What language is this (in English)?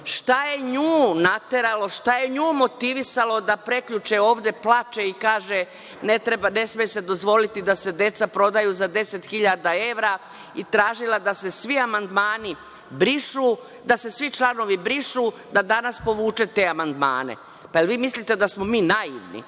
Serbian